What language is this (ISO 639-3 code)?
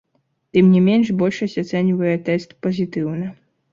bel